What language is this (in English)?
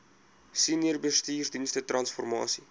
Afrikaans